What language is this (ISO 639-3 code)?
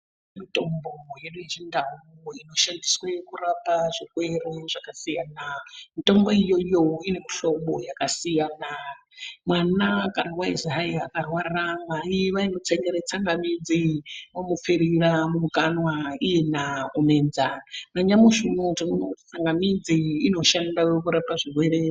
ndc